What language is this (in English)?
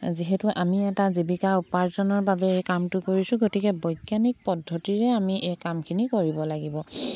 Assamese